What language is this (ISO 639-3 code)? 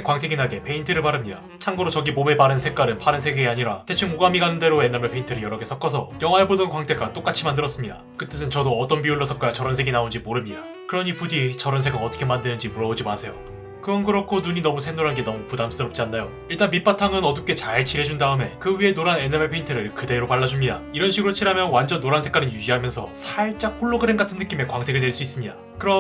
kor